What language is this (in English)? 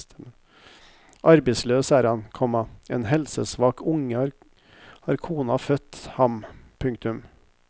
Norwegian